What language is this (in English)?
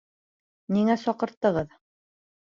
Bashkir